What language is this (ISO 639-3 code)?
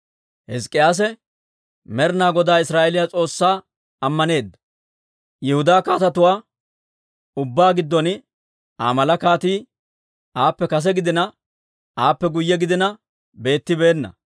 dwr